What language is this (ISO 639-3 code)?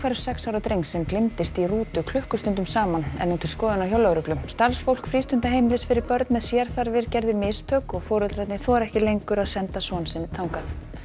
isl